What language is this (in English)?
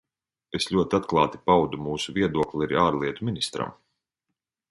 Latvian